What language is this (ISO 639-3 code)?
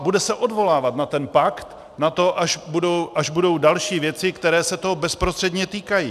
ces